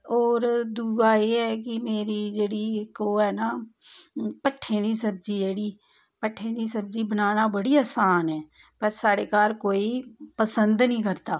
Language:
Dogri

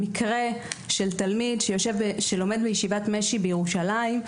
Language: Hebrew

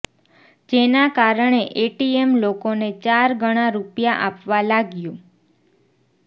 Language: Gujarati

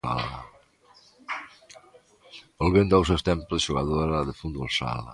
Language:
Galician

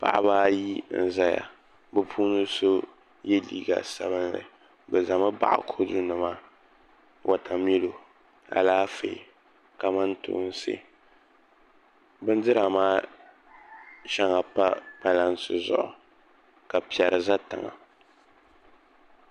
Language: Dagbani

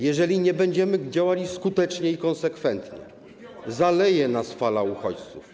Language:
Polish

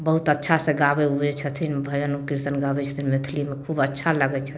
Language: Maithili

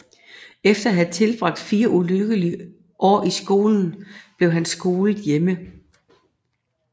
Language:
Danish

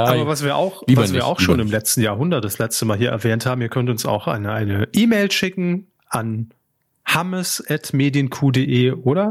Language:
German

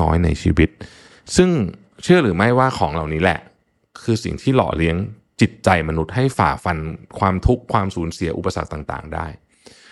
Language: Thai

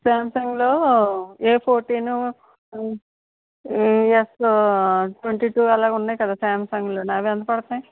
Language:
Telugu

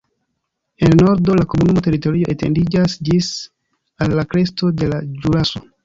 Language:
Esperanto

